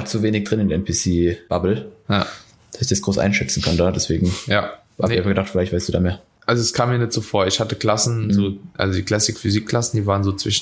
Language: German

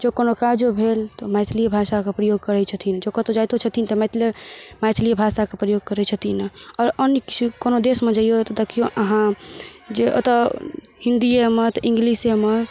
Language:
Maithili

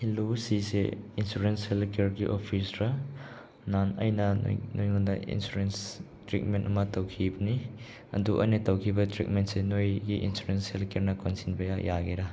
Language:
Manipuri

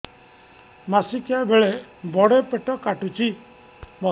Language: Odia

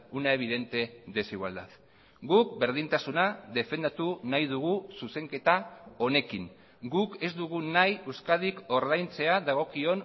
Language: Basque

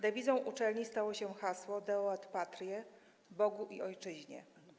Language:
Polish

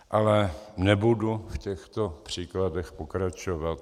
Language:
Czech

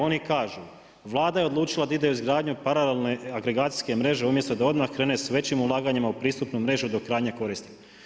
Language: Croatian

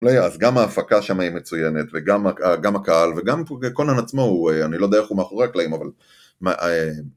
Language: Hebrew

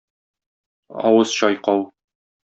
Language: Tatar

